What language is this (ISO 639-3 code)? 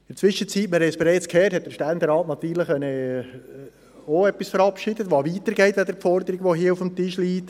gsw